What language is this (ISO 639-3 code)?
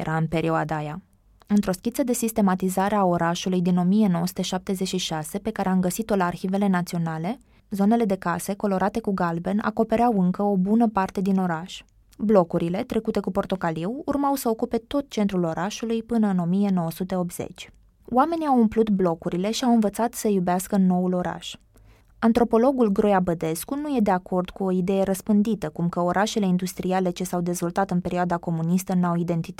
ron